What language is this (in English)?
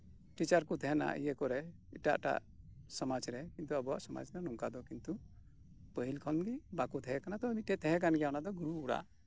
Santali